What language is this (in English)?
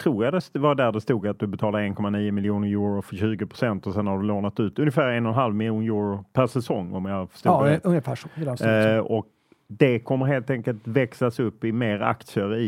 Swedish